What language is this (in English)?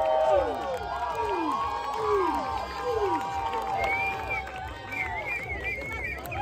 Tamil